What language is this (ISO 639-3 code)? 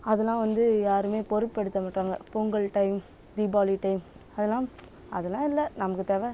tam